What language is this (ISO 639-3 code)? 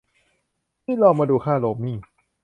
tha